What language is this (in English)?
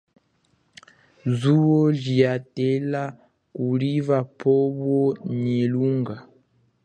Chokwe